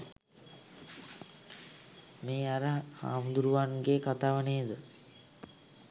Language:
Sinhala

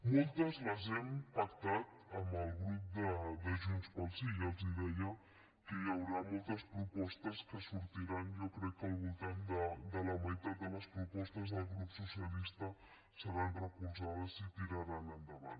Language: Catalan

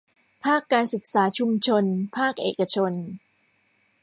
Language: Thai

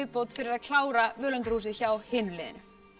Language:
Icelandic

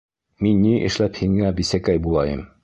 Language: Bashkir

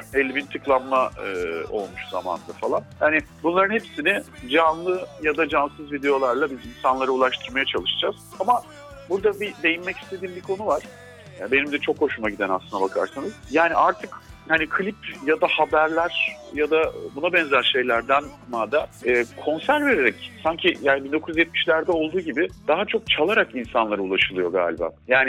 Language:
Turkish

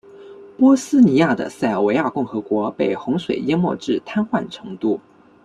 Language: Chinese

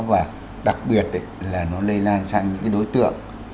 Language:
Vietnamese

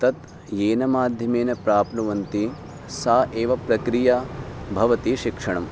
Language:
Sanskrit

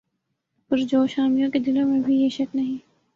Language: Urdu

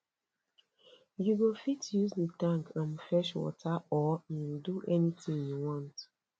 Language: Nigerian Pidgin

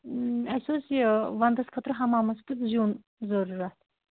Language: Kashmiri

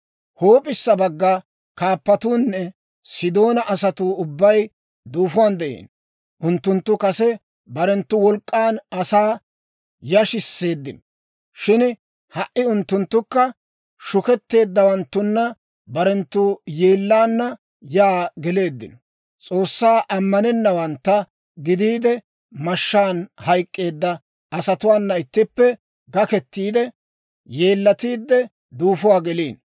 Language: Dawro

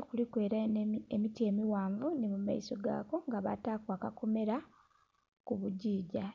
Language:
Soga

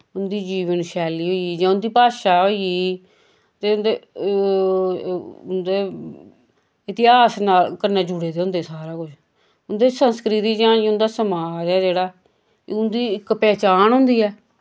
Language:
Dogri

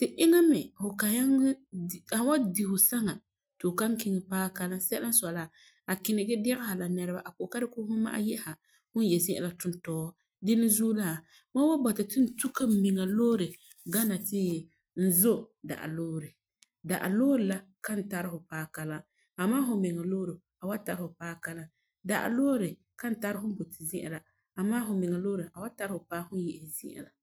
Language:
Frafra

